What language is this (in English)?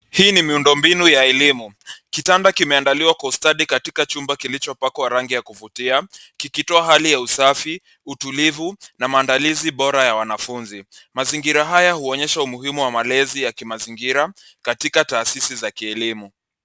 Swahili